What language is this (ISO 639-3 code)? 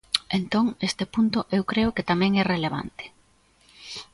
glg